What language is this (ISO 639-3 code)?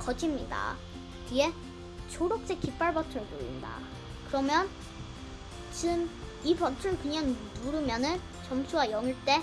kor